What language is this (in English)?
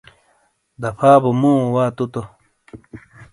Shina